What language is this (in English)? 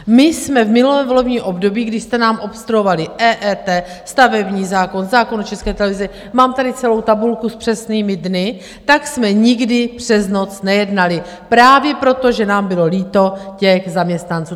Czech